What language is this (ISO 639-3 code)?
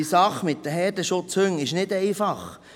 gsw